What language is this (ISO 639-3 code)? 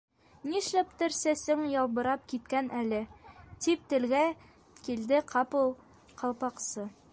bak